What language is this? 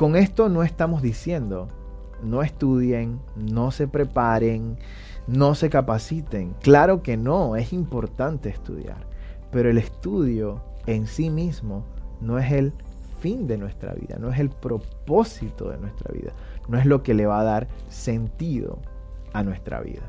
Spanish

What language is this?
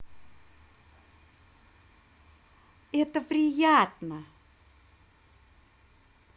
Russian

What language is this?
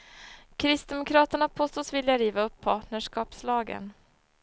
Swedish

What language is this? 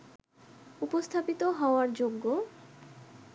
Bangla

